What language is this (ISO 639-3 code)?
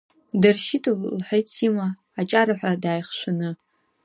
abk